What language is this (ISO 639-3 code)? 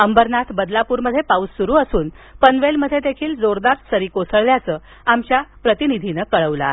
mar